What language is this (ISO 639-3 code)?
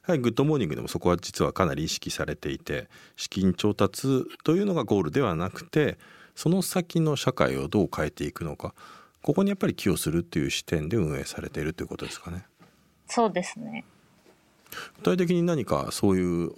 jpn